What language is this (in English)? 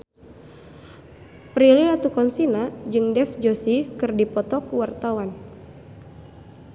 Sundanese